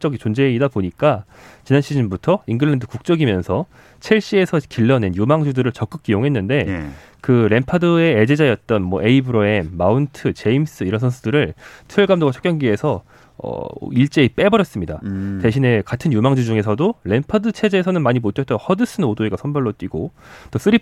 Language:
Korean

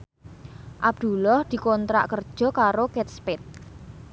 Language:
Javanese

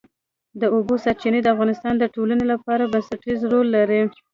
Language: Pashto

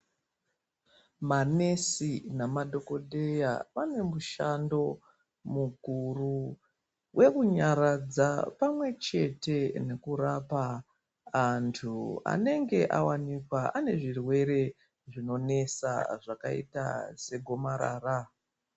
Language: Ndau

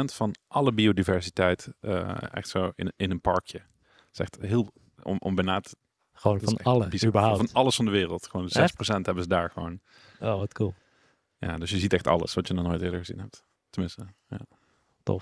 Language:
Dutch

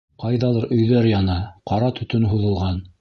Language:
Bashkir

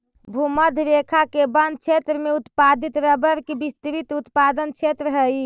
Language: Magahi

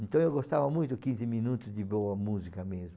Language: Portuguese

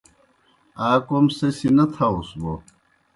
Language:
Kohistani Shina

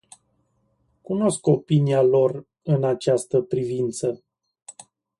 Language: Romanian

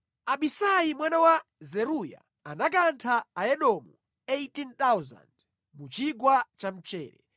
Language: Nyanja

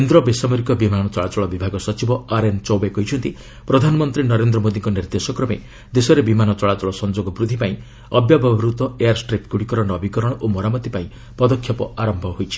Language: Odia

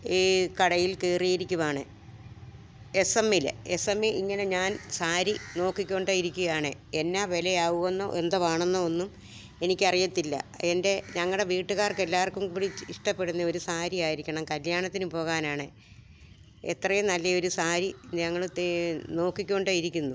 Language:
Malayalam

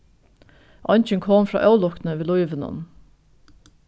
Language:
Faroese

